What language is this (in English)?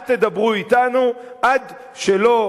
Hebrew